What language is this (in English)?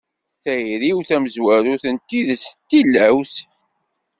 Kabyle